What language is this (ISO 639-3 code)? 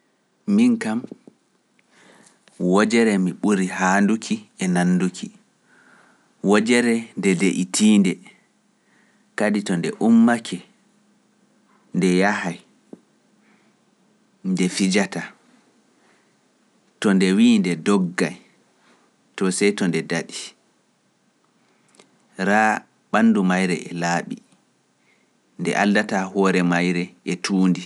fuf